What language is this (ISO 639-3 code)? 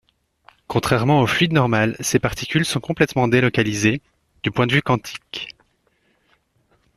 fra